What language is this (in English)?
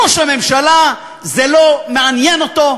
Hebrew